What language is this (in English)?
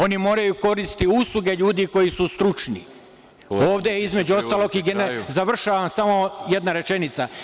Serbian